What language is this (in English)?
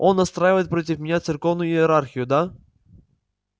Russian